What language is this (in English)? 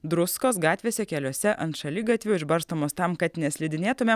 Lithuanian